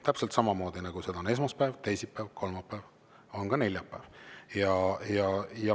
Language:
Estonian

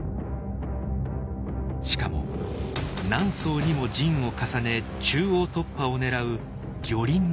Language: Japanese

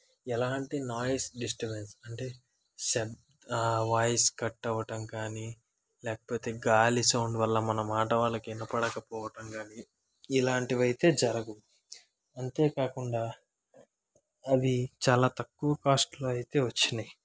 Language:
Telugu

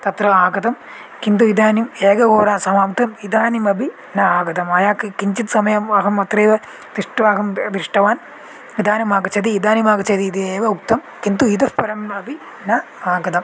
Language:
Sanskrit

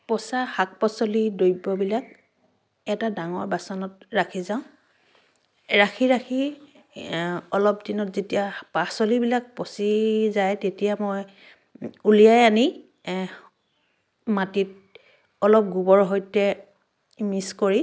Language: Assamese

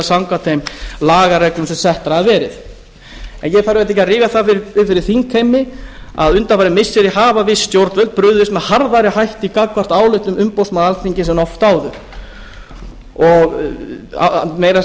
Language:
Icelandic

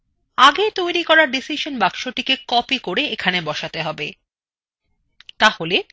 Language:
Bangla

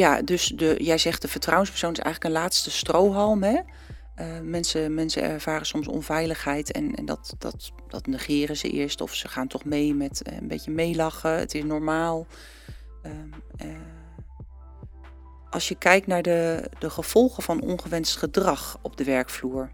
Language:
Dutch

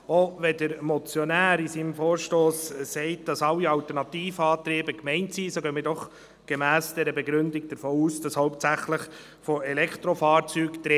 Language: Swiss German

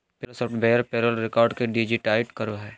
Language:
Magahi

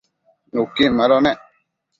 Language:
Matsés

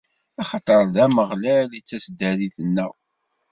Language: Kabyle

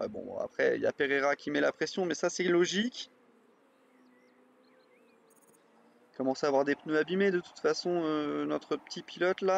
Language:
French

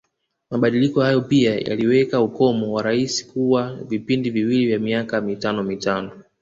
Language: Swahili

